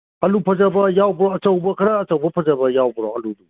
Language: Manipuri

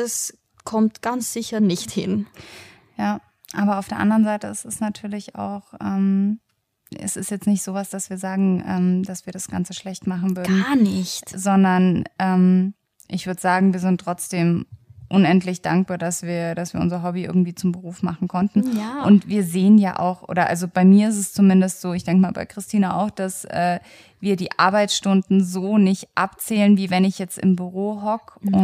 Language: German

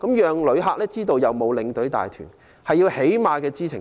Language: Cantonese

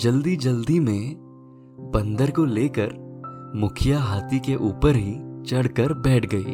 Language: Hindi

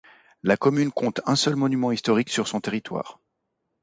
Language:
French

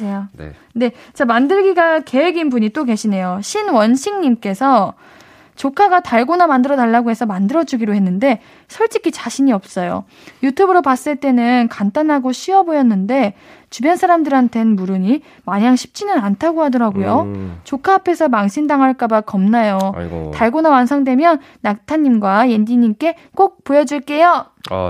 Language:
Korean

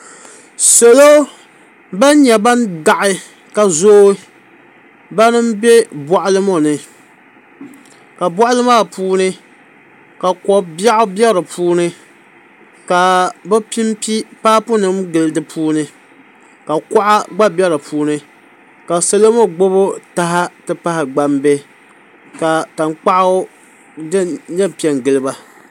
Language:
Dagbani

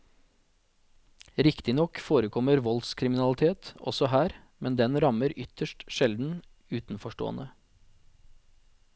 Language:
Norwegian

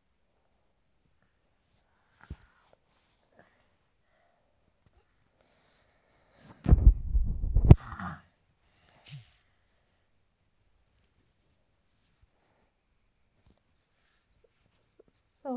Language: Masai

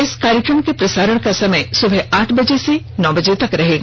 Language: Hindi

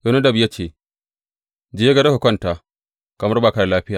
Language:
Hausa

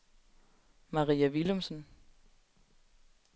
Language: Danish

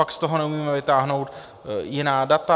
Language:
Czech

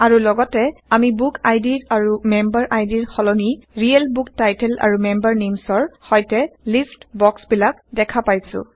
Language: Assamese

